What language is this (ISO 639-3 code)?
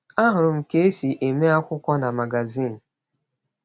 ibo